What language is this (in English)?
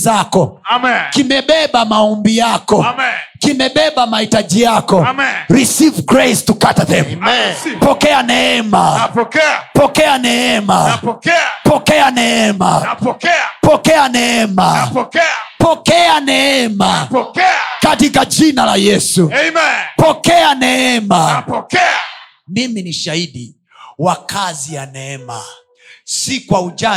Swahili